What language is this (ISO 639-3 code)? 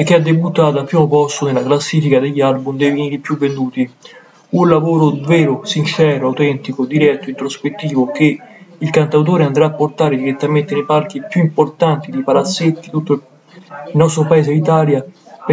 ita